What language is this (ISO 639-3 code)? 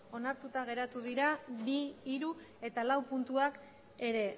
eus